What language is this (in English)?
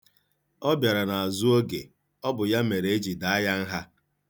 Igbo